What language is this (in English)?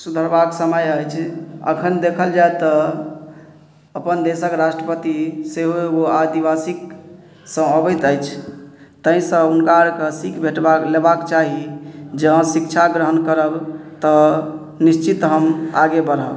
Maithili